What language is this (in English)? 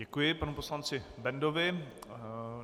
Czech